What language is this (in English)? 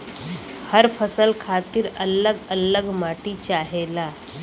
Bhojpuri